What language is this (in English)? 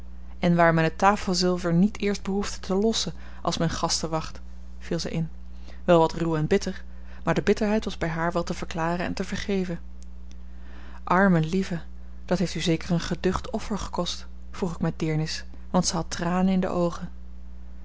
Dutch